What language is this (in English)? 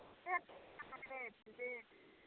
Maithili